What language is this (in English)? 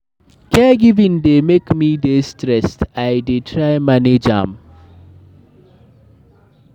Nigerian Pidgin